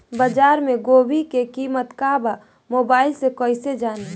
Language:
Bhojpuri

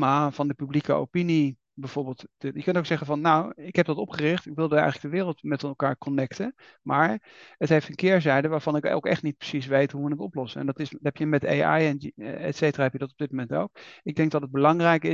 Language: Dutch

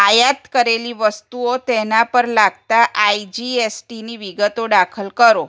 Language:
Gujarati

